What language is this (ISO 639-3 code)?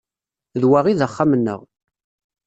kab